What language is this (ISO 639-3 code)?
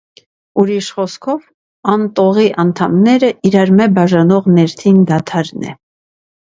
hye